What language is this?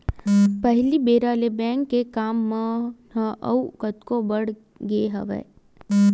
Chhattisgarhi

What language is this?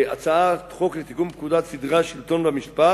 Hebrew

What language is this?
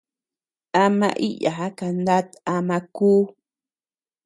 Tepeuxila Cuicatec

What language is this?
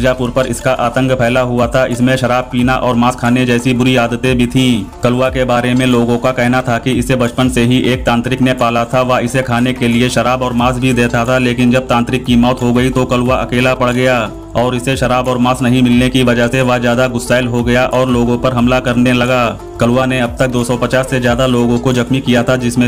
Hindi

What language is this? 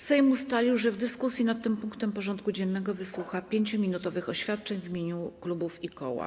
Polish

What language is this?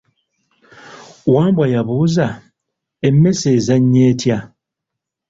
Ganda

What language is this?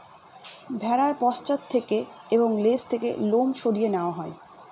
Bangla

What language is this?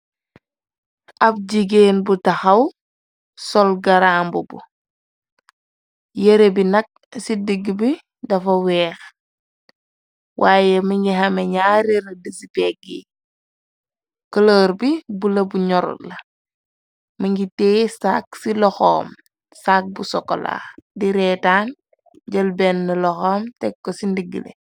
Wolof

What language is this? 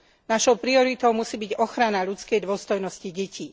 Slovak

